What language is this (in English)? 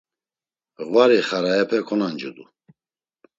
Laz